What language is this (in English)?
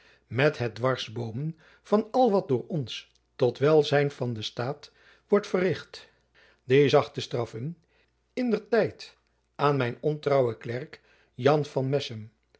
Dutch